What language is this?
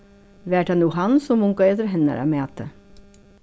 Faroese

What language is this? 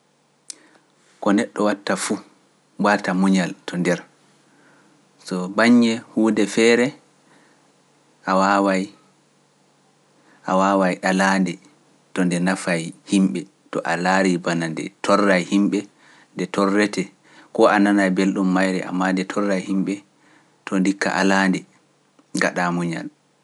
Pular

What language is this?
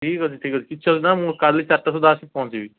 Odia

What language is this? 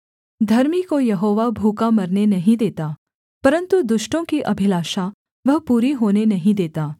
Hindi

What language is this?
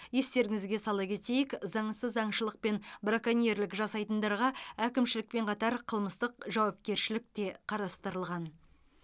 Kazakh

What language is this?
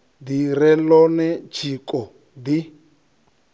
Venda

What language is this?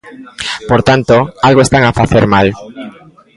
Galician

